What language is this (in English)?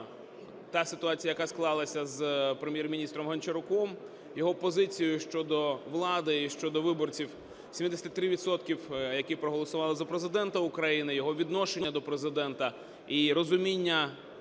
Ukrainian